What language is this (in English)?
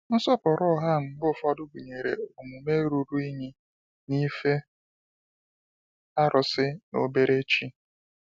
Igbo